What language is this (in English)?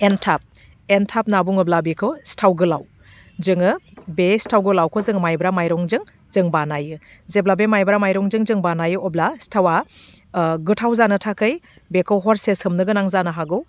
Bodo